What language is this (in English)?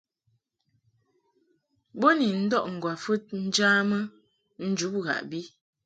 Mungaka